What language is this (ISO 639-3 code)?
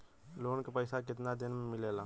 bho